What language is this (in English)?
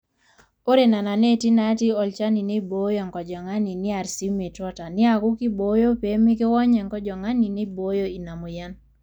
Masai